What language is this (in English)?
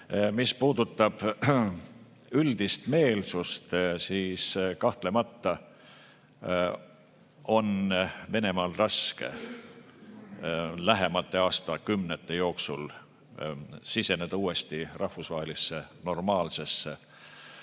Estonian